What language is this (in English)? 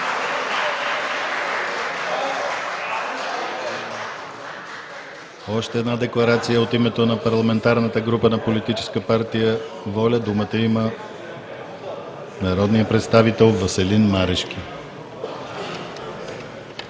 Bulgarian